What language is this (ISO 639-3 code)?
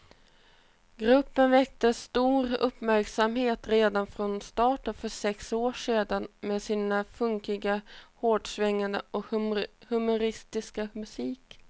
swe